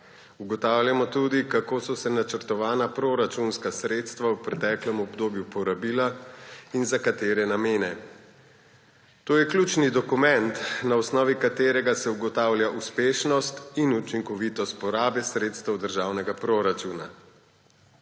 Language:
Slovenian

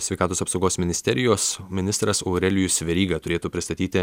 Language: Lithuanian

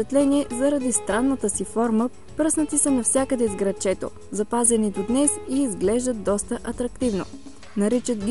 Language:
Bulgarian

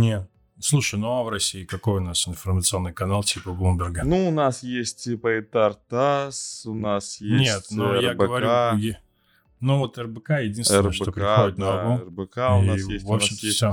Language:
Russian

